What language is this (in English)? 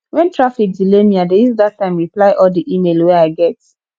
Nigerian Pidgin